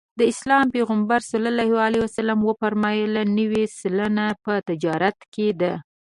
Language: Pashto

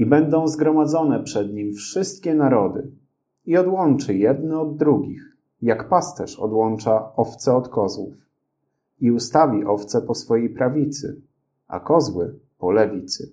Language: Polish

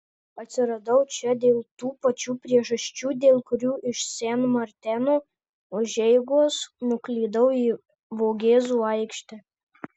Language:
Lithuanian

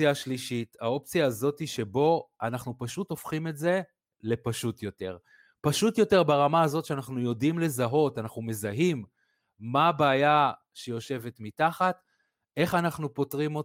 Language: Hebrew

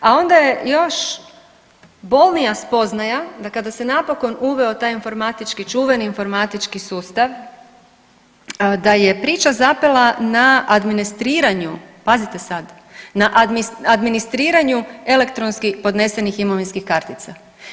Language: Croatian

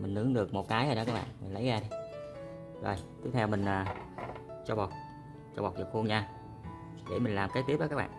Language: Vietnamese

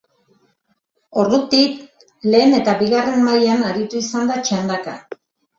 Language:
Basque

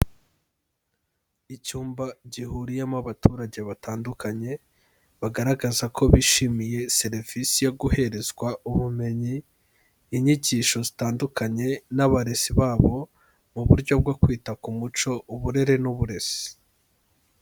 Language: Kinyarwanda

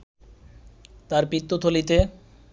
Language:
Bangla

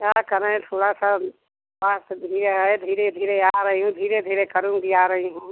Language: Hindi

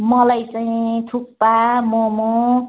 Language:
Nepali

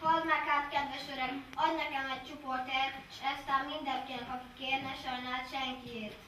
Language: Hungarian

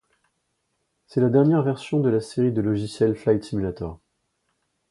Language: French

